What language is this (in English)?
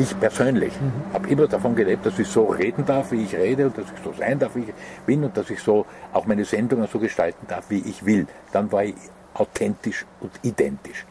German